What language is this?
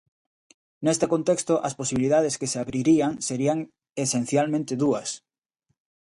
Galician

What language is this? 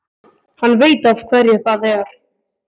Icelandic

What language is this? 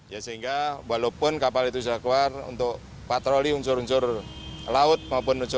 Indonesian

